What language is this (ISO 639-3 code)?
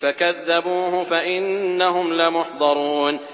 ara